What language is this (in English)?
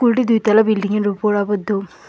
Bangla